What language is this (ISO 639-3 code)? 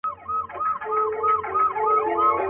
pus